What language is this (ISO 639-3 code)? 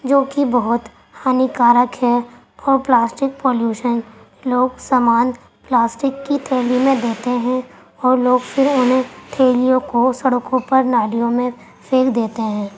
urd